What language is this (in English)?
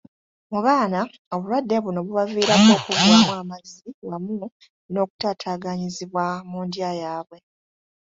Ganda